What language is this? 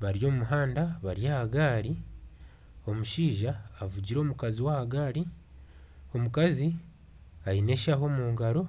Nyankole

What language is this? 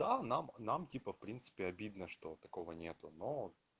Russian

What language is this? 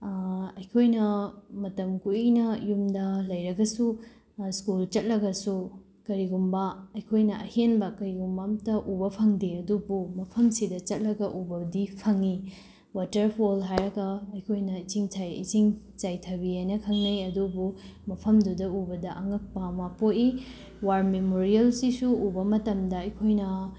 Manipuri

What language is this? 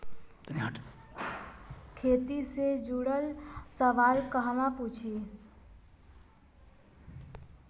Bhojpuri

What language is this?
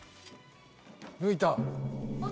Japanese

